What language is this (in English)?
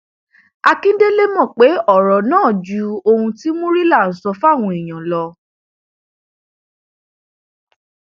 Yoruba